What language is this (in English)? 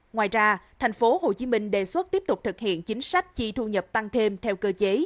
Vietnamese